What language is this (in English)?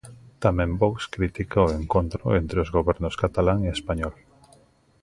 Galician